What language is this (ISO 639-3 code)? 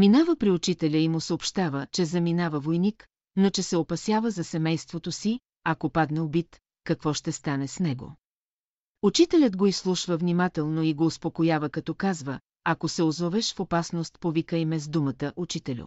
bul